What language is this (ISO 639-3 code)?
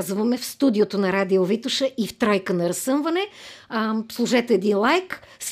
bul